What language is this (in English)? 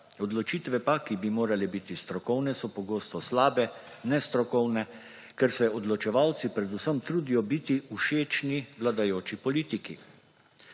Slovenian